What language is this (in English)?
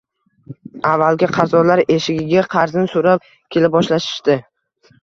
Uzbek